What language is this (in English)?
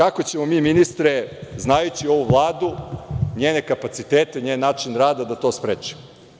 Serbian